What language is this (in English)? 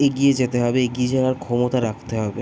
Bangla